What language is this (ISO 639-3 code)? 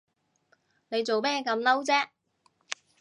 yue